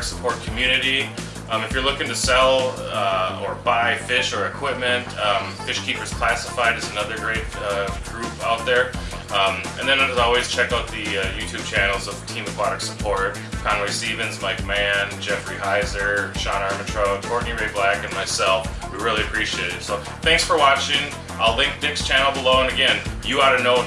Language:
English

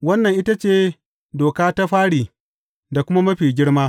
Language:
Hausa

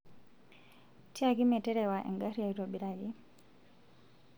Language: Masai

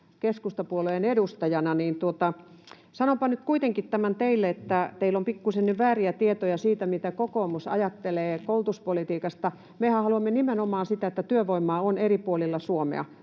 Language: Finnish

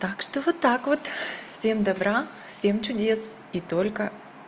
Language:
Russian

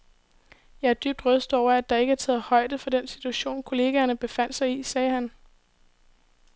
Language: Danish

